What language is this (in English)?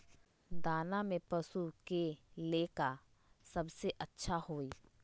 Magahi